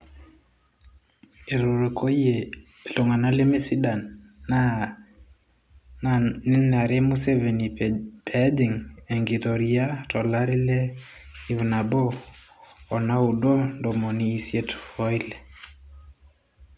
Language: Masai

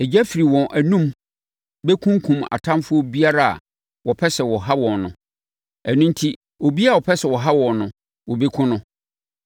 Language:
Akan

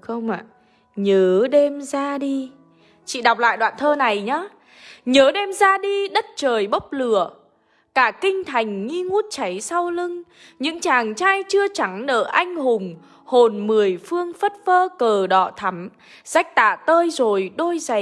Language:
Vietnamese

